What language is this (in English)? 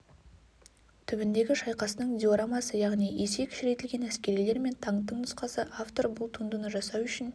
Kazakh